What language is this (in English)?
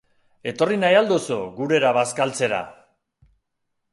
Basque